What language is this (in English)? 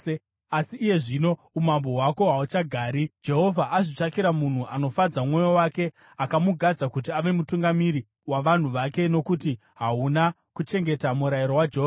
Shona